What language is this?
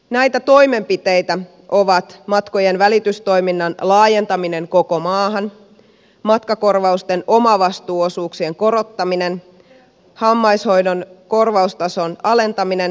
Finnish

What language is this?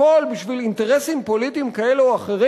Hebrew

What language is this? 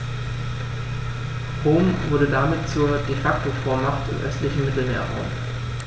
German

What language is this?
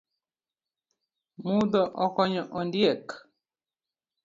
Luo (Kenya and Tanzania)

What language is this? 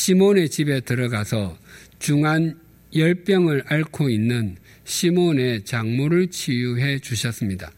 Korean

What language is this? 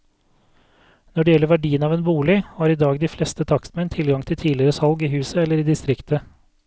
Norwegian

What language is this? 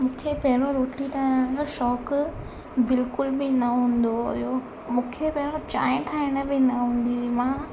Sindhi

